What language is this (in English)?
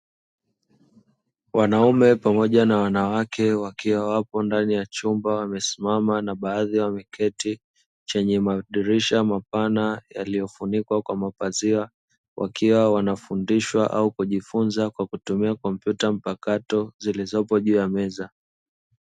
Swahili